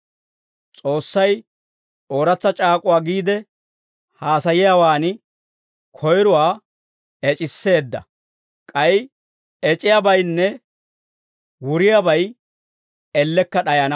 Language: Dawro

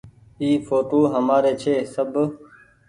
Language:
Goaria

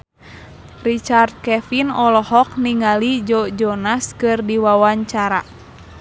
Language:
Sundanese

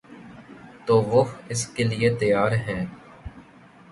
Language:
Urdu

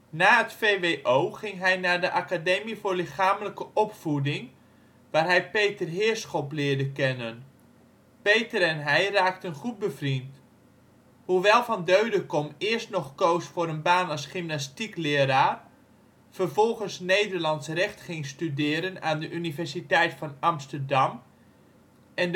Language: Dutch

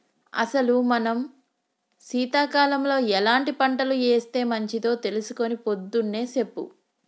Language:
Telugu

